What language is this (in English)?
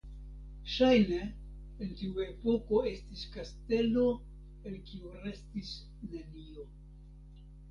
Esperanto